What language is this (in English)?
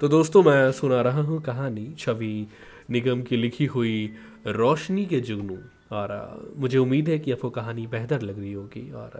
Hindi